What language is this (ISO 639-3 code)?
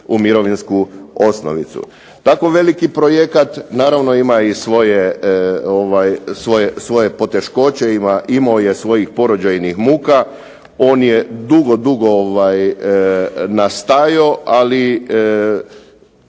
hrv